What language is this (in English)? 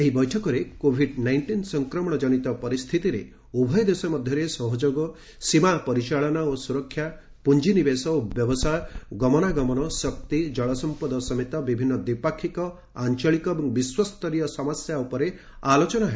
Odia